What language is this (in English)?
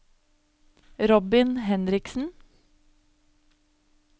Norwegian